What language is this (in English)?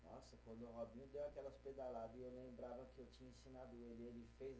Portuguese